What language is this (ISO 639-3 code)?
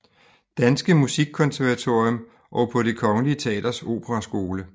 dan